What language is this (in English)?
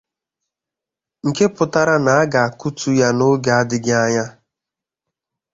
Igbo